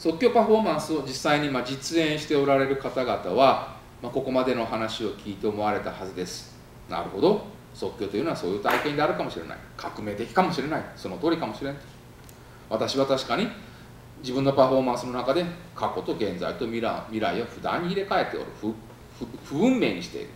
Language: Japanese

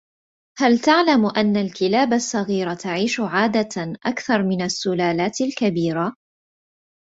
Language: Arabic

